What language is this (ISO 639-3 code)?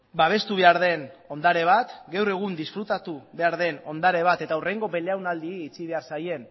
eus